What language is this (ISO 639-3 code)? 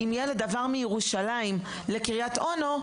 heb